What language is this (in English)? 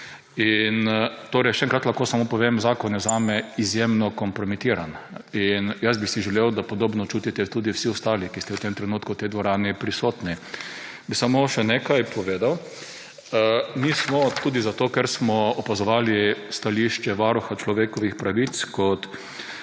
Slovenian